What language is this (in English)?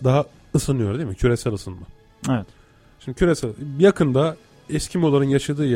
Turkish